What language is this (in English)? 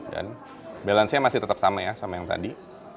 Indonesian